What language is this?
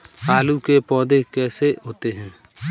Hindi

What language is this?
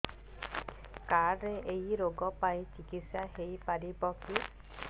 Odia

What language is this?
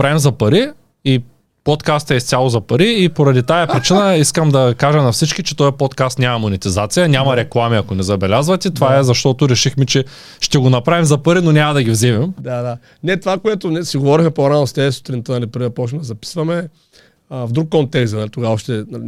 Bulgarian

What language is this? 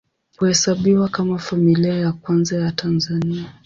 Swahili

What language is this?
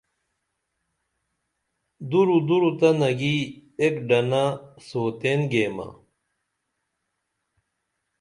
Dameli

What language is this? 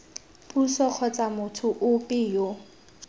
Tswana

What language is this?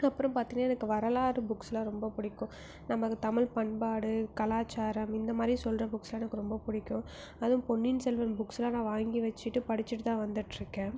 Tamil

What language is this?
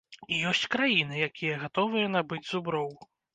Belarusian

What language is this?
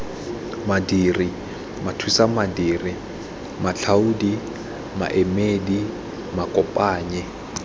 Tswana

